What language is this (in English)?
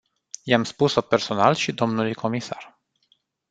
Romanian